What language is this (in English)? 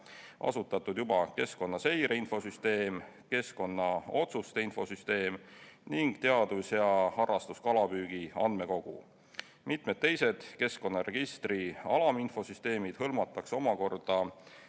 Estonian